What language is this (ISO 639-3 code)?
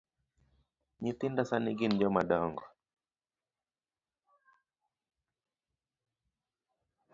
luo